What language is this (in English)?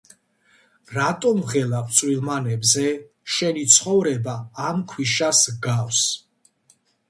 Georgian